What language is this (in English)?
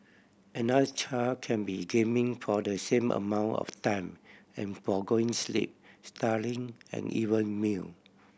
English